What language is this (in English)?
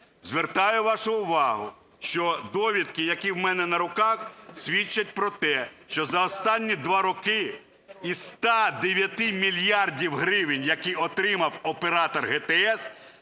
Ukrainian